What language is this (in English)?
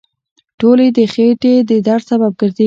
Pashto